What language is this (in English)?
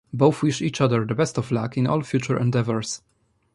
English